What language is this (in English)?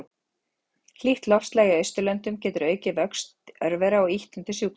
Icelandic